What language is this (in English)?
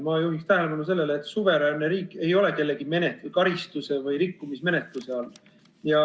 Estonian